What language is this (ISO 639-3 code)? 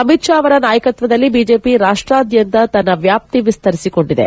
kan